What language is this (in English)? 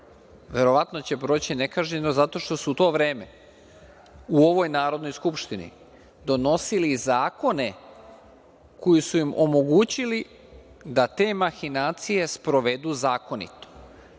Serbian